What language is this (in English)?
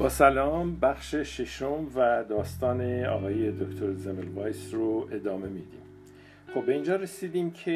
Persian